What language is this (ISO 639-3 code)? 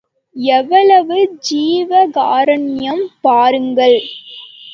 tam